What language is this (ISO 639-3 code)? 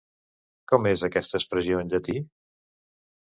cat